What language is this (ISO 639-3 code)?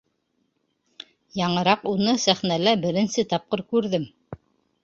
bak